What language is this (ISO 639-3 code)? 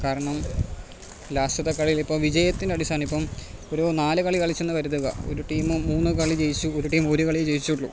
mal